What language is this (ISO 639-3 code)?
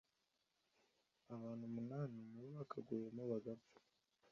kin